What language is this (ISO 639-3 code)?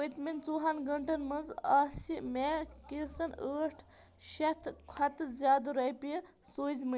kas